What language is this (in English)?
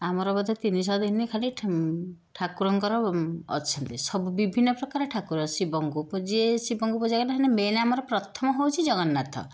Odia